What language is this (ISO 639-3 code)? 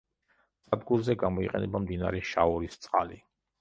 kat